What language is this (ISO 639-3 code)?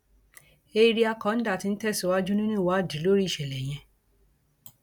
yor